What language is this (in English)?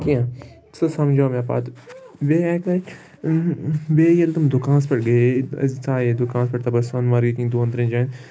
Kashmiri